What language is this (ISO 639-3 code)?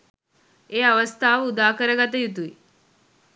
sin